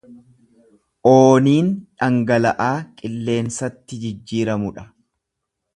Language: Oromo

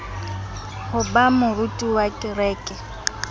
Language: Southern Sotho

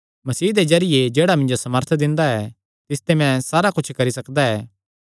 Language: Kangri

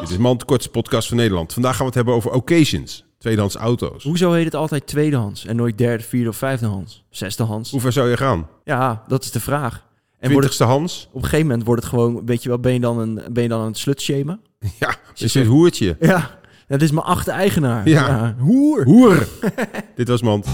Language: Dutch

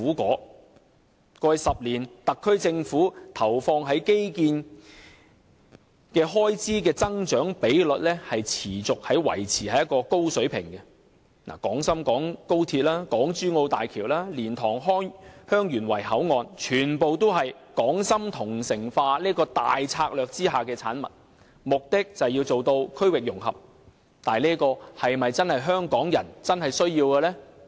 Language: Cantonese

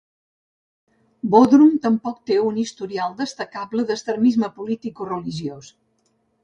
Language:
Catalan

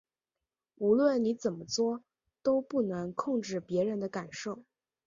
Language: Chinese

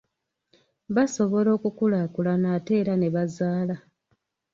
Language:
Ganda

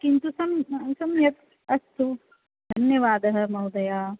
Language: Sanskrit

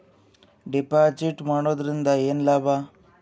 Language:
Kannada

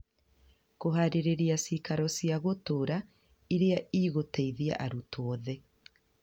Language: Kikuyu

